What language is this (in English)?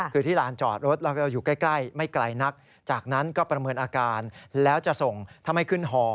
Thai